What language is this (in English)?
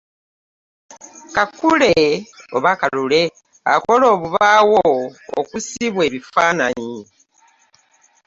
Ganda